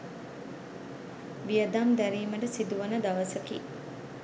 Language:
Sinhala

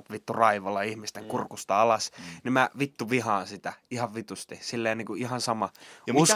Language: Finnish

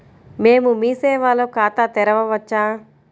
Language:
Telugu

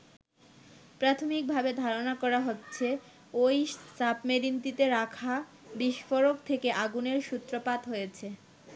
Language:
Bangla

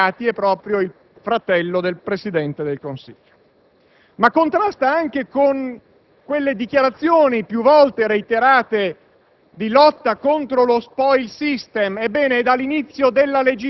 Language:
Italian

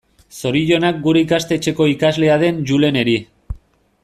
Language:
Basque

